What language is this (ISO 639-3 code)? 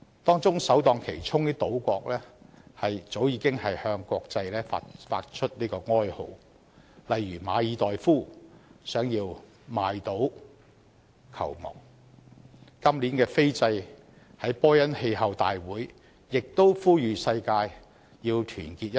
yue